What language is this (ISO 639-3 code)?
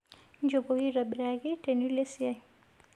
mas